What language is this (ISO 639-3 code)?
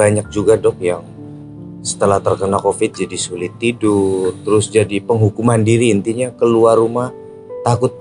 ind